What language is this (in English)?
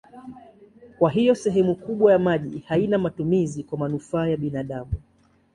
Swahili